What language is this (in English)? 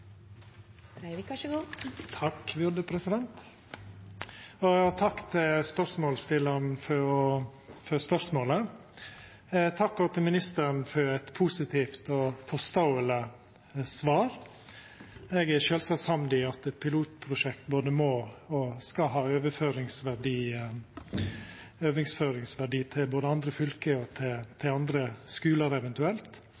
Norwegian Nynorsk